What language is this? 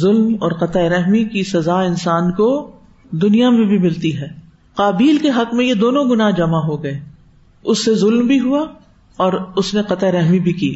Urdu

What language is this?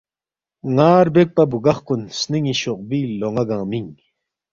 Balti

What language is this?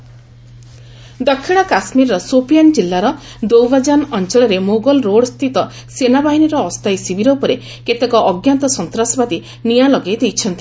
Odia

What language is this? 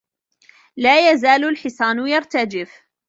Arabic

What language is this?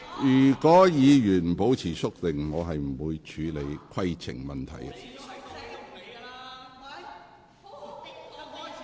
Cantonese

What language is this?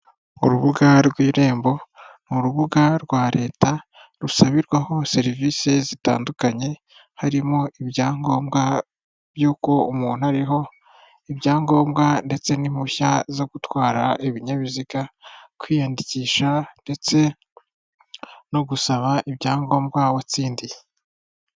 Kinyarwanda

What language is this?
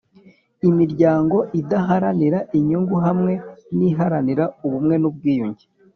Kinyarwanda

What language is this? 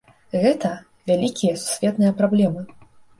Belarusian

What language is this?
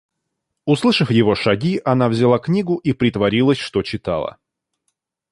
Russian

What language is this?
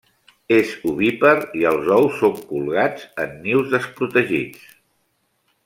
Catalan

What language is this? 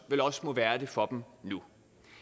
Danish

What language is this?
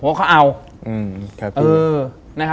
Thai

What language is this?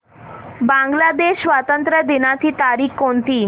Marathi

